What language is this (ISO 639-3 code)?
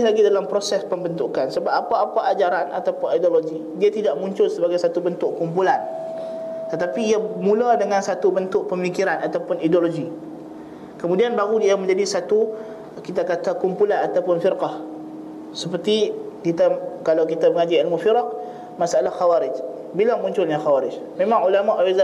msa